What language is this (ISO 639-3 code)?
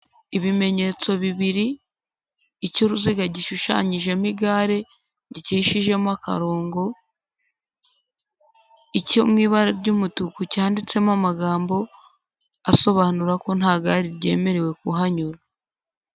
kin